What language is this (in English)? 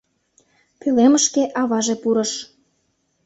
Mari